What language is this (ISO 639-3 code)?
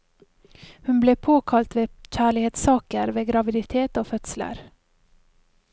nor